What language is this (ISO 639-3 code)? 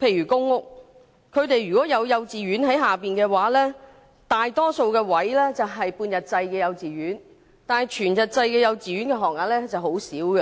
yue